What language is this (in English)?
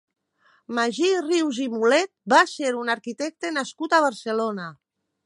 Catalan